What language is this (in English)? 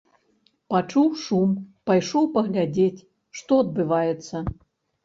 Belarusian